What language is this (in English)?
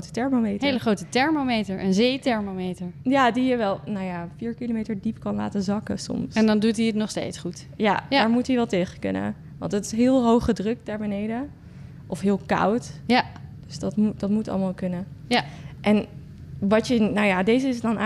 Dutch